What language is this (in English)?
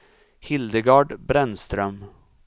Swedish